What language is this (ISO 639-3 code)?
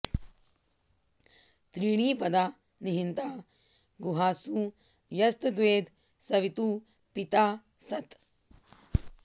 san